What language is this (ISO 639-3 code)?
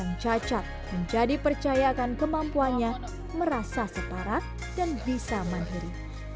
ind